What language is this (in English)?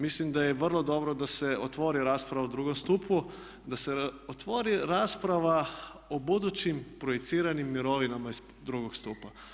Croatian